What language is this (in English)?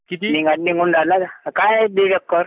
Marathi